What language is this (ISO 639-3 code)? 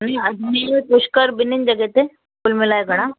snd